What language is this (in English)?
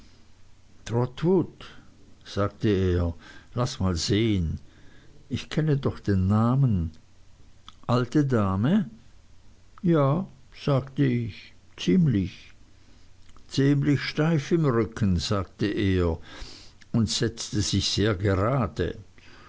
German